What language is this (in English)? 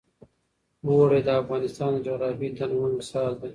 Pashto